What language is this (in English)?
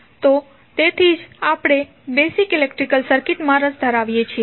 Gujarati